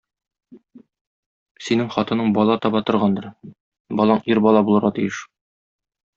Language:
Tatar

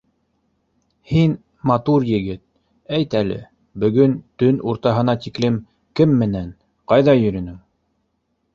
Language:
Bashkir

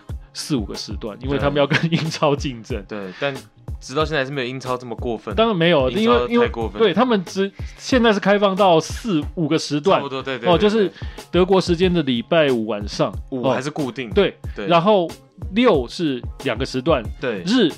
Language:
Chinese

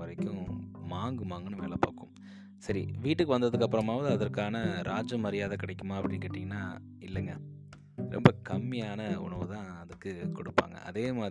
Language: Tamil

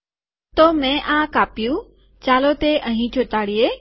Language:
Gujarati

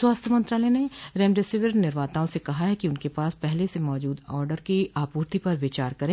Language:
Hindi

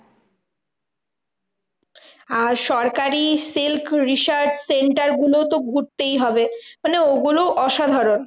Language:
Bangla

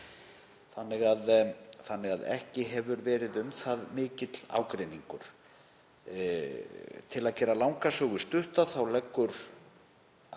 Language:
Icelandic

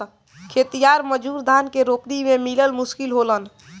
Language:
Bhojpuri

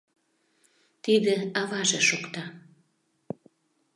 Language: Mari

